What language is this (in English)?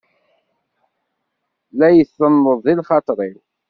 Kabyle